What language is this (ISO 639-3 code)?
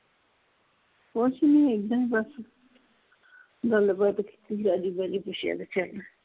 pan